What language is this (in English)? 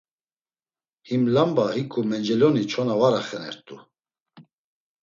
Laz